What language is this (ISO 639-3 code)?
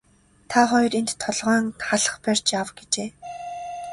mon